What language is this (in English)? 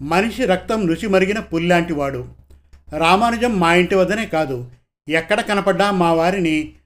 Telugu